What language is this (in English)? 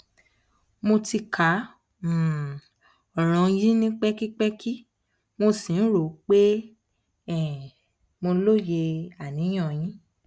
Yoruba